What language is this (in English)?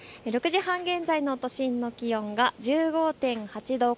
Japanese